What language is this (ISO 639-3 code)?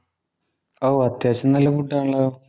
mal